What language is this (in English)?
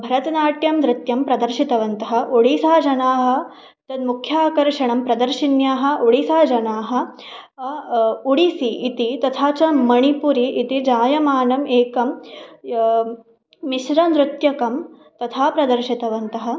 Sanskrit